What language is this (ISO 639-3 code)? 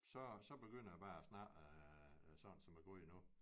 dan